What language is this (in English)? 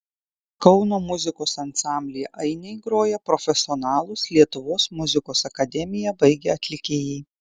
Lithuanian